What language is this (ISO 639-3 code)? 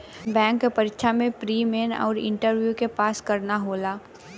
bho